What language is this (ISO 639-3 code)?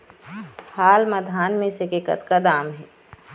hne